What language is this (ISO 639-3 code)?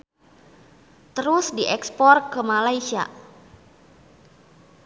sun